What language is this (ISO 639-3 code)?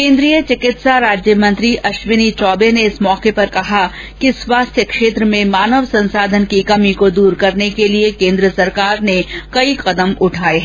hin